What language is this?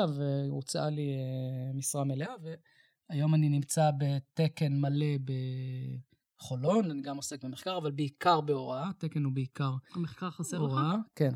Hebrew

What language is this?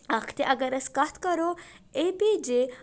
Kashmiri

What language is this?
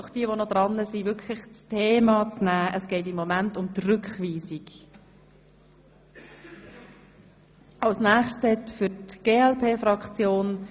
Swiss German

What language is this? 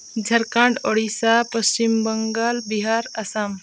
Santali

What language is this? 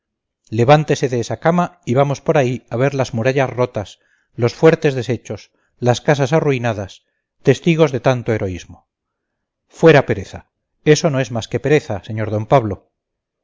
Spanish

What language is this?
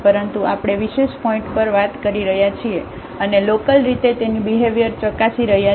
Gujarati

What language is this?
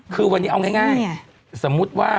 Thai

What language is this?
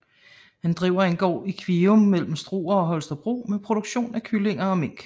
Danish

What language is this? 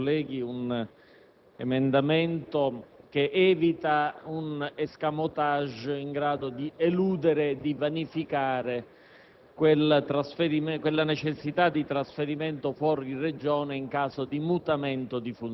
Italian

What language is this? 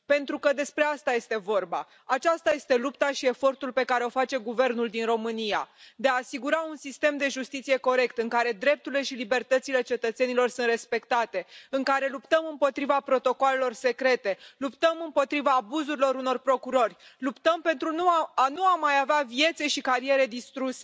Romanian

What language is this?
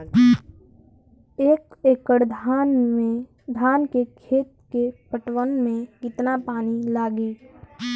Bhojpuri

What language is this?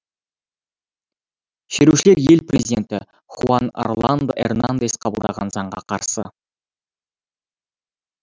Kazakh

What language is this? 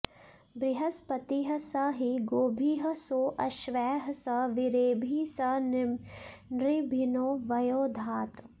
Sanskrit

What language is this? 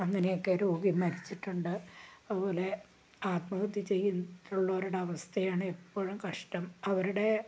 Malayalam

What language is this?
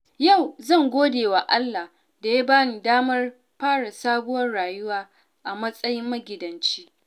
Hausa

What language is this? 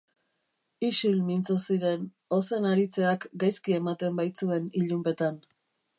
Basque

